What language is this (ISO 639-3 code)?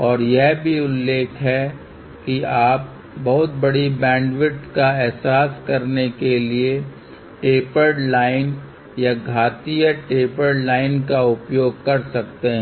hin